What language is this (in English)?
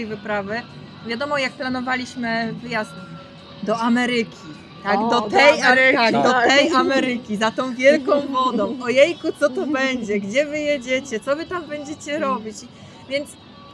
Polish